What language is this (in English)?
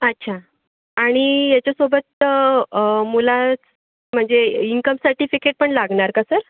Marathi